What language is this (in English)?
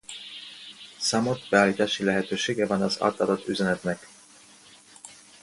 Hungarian